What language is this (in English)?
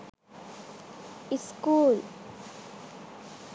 Sinhala